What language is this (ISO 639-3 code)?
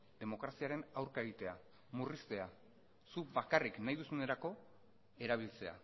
eus